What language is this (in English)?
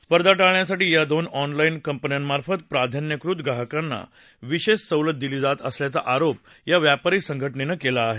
Marathi